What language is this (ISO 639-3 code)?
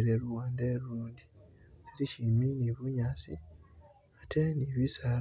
myx